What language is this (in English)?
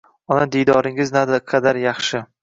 Uzbek